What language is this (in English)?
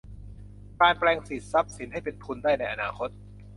Thai